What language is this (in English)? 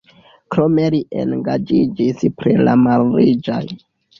Esperanto